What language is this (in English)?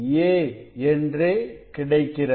Tamil